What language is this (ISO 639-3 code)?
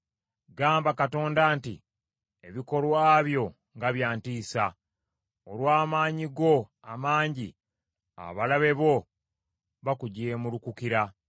lug